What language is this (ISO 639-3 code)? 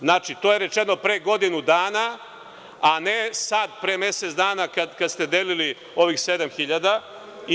srp